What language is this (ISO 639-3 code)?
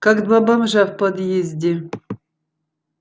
rus